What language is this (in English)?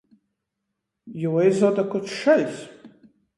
Latgalian